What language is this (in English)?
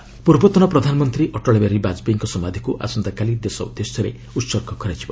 Odia